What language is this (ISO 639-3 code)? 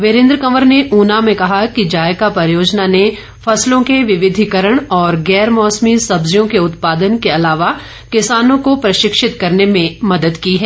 hin